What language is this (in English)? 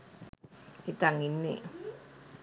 Sinhala